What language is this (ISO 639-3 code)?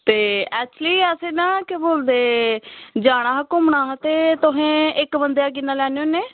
doi